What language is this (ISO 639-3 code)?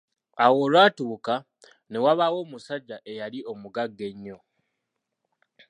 lug